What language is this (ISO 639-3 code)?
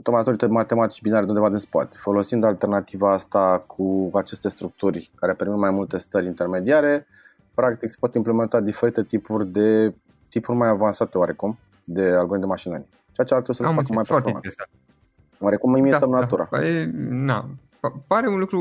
ron